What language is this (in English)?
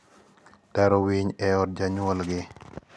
Luo (Kenya and Tanzania)